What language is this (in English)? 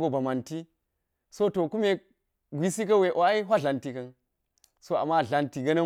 Geji